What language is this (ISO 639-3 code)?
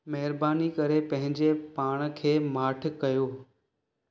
snd